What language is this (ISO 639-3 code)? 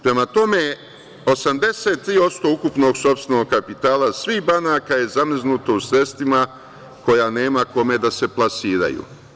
srp